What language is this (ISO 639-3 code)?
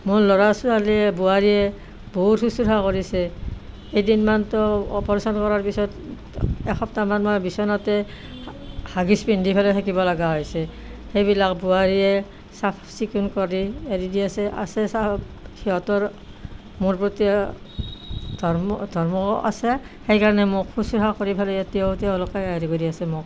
asm